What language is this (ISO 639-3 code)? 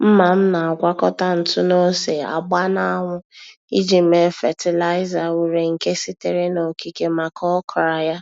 ibo